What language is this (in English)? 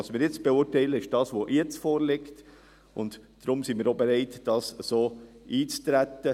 Swiss German